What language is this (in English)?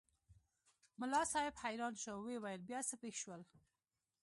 Pashto